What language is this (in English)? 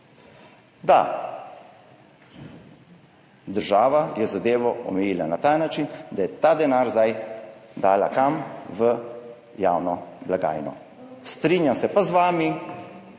Slovenian